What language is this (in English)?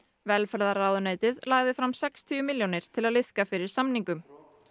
Icelandic